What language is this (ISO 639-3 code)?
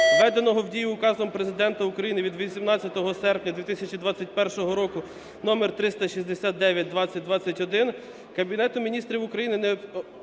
ukr